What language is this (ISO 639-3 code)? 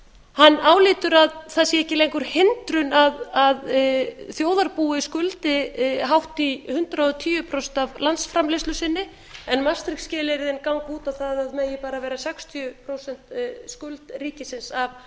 isl